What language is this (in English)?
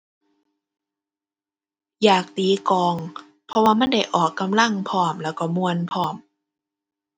Thai